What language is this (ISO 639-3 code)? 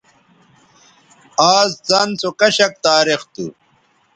btv